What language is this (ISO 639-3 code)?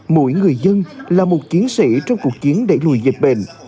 vie